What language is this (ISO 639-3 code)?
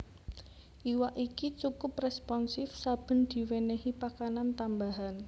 jav